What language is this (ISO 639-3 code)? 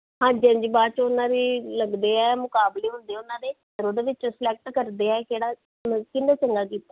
pan